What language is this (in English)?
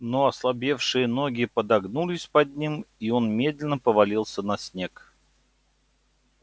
Russian